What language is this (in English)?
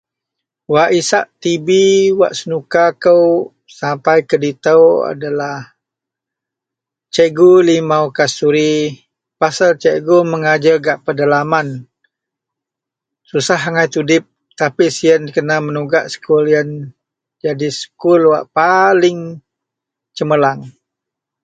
Central Melanau